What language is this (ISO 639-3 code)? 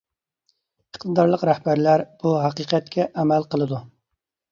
uig